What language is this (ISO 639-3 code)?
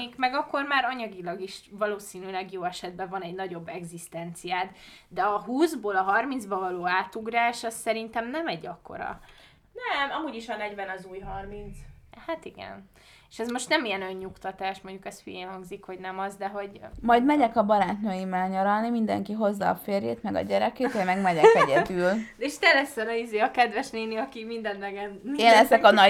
hun